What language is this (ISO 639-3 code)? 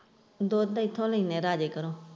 pan